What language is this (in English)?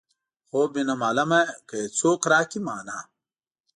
Pashto